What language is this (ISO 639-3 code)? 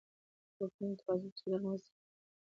pus